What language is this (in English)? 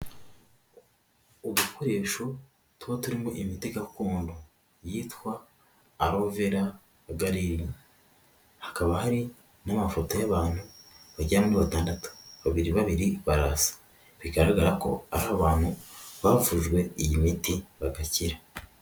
Kinyarwanda